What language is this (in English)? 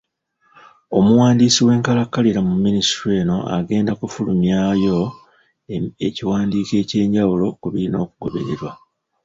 Ganda